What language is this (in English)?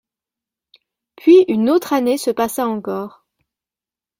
French